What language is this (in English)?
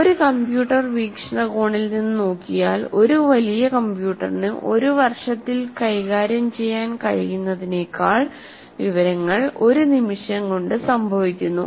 Malayalam